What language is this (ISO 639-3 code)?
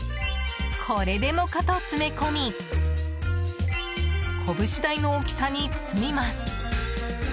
jpn